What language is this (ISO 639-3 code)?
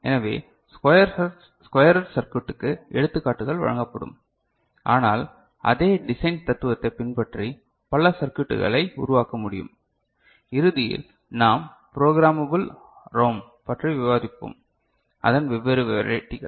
tam